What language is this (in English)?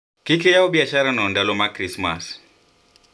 Luo (Kenya and Tanzania)